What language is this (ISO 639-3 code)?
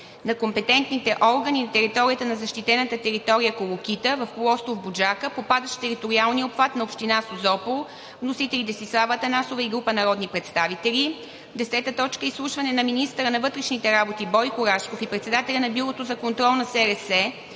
bul